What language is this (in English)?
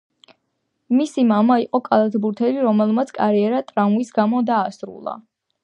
Georgian